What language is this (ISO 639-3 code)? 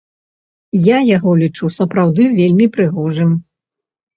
bel